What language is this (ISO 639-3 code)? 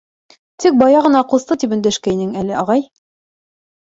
bak